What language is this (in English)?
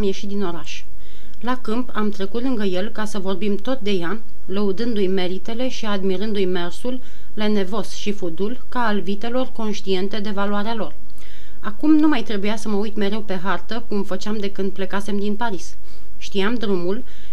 Romanian